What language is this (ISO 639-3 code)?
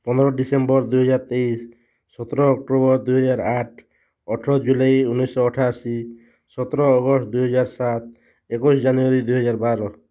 ori